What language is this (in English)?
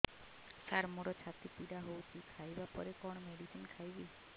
Odia